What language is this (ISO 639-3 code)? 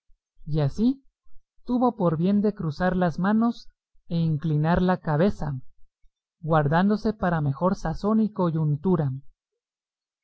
spa